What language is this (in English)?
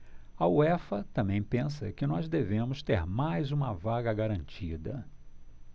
Portuguese